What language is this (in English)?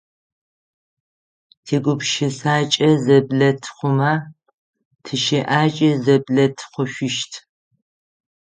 Adyghe